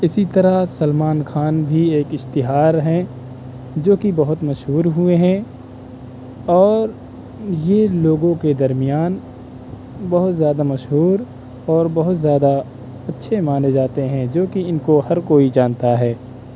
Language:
Urdu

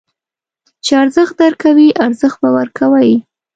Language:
Pashto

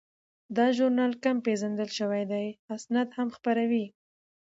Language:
Pashto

